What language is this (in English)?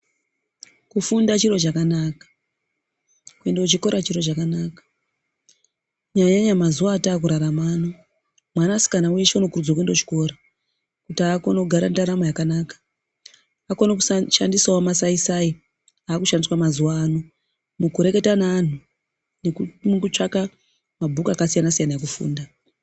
Ndau